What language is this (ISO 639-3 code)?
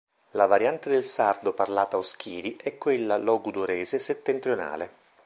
ita